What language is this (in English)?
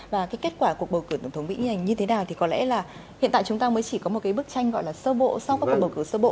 Vietnamese